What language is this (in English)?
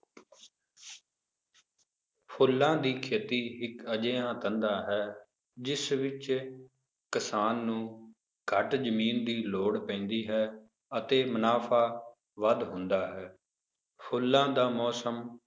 Punjabi